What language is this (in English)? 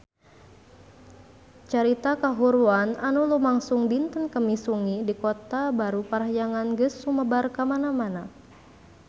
Sundanese